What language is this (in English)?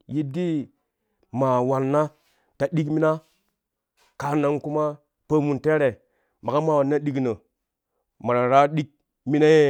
Kushi